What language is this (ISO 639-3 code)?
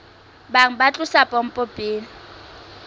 sot